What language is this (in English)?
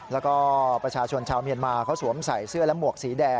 Thai